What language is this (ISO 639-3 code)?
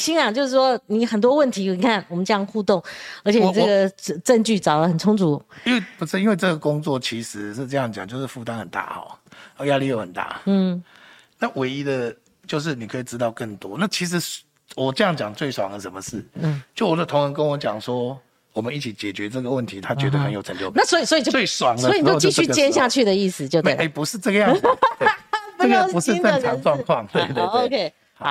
zho